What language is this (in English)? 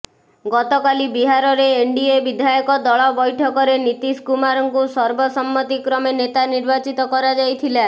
Odia